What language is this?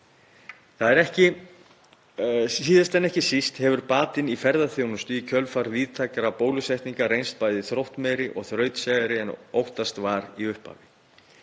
Icelandic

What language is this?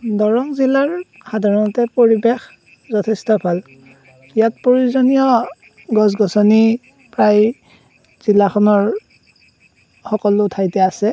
Assamese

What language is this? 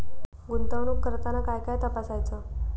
Marathi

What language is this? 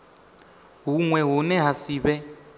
Venda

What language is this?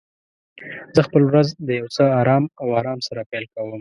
Pashto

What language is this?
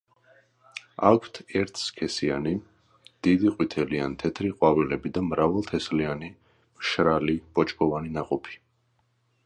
Georgian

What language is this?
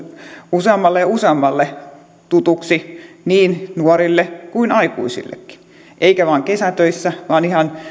Finnish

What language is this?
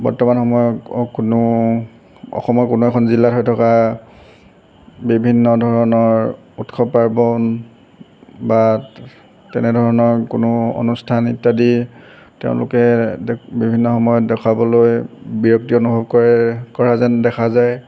Assamese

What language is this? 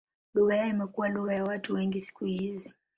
Swahili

